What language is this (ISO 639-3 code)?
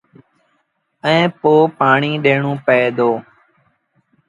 sbn